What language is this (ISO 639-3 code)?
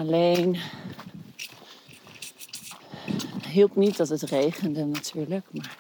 nld